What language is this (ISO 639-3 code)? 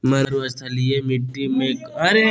mag